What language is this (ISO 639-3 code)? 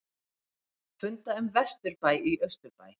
isl